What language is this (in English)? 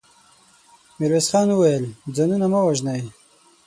Pashto